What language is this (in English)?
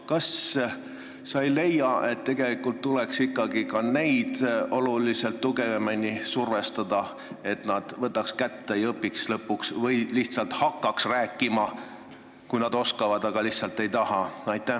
Estonian